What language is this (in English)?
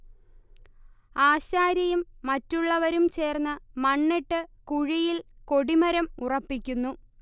Malayalam